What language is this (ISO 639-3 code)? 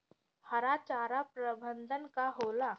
bho